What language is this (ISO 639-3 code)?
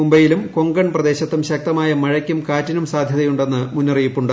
mal